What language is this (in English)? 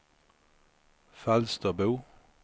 Swedish